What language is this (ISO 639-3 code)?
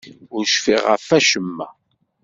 kab